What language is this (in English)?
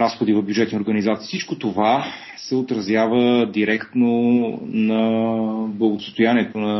Bulgarian